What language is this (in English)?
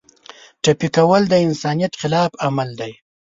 Pashto